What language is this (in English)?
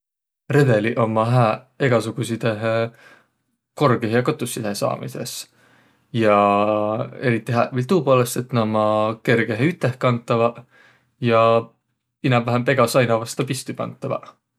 Võro